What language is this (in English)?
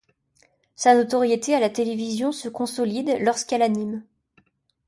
French